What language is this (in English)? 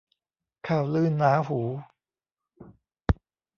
Thai